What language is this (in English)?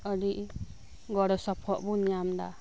Santali